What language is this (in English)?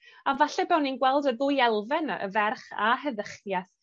Welsh